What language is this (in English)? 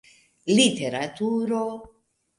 Esperanto